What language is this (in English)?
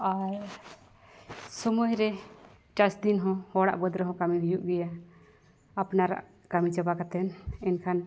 Santali